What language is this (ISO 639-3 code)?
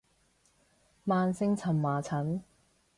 yue